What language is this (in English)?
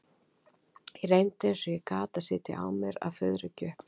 Icelandic